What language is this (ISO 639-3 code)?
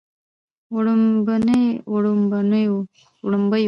pus